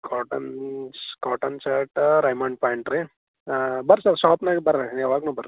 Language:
Kannada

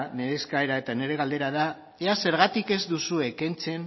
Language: Basque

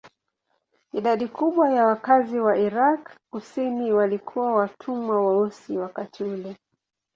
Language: Swahili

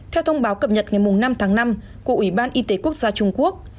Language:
Vietnamese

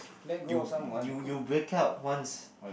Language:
English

